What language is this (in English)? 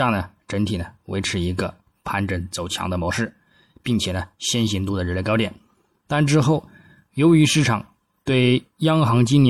Chinese